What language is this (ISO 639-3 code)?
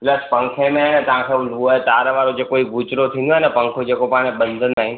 snd